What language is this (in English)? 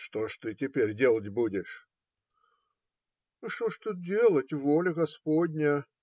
Russian